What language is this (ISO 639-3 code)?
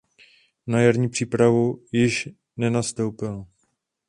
ces